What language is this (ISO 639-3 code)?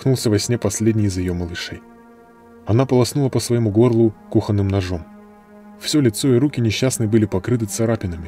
rus